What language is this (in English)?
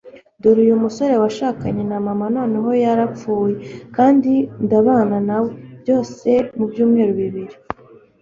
Kinyarwanda